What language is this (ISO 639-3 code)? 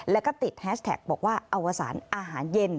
tha